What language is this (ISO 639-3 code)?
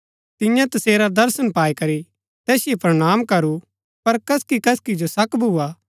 gbk